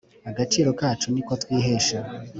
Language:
Kinyarwanda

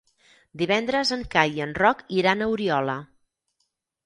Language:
Catalan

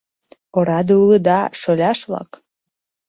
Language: Mari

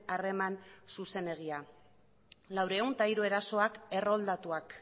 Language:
Basque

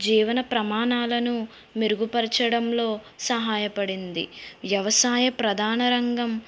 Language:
Telugu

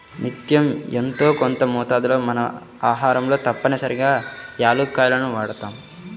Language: Telugu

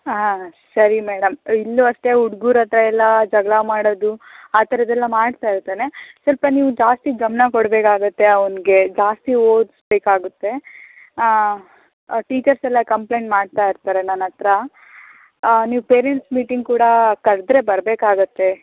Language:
Kannada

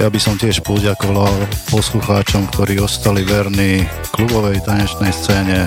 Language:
Slovak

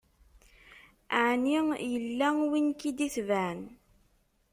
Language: Kabyle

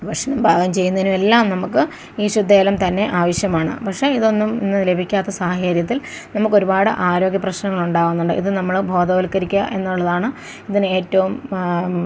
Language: Malayalam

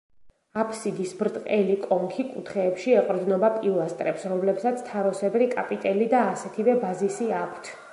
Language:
Georgian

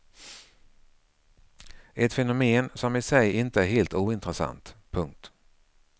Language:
Swedish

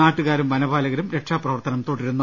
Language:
Malayalam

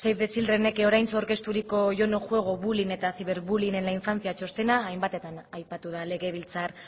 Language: Basque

